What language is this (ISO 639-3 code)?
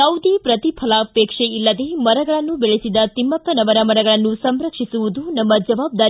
kan